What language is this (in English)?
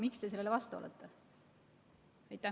Estonian